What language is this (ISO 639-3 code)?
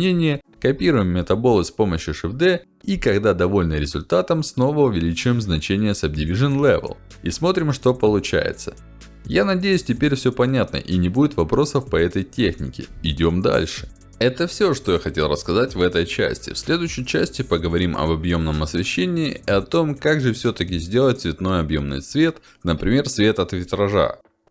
rus